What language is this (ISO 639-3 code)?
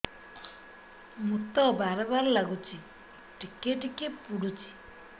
ori